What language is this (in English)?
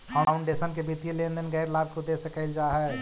Magahi